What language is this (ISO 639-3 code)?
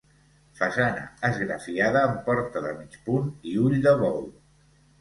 cat